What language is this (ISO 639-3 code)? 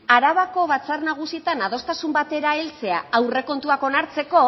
eus